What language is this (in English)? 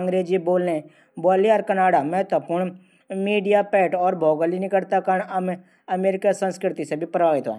Garhwali